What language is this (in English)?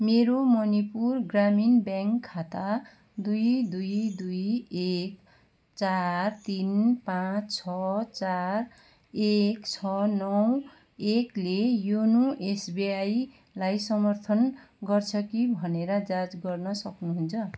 Nepali